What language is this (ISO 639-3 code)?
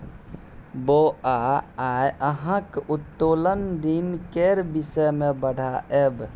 mai